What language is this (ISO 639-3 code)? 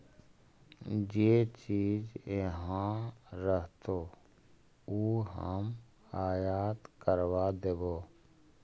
mag